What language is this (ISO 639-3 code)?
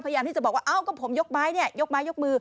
tha